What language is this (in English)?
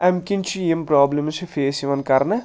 Kashmiri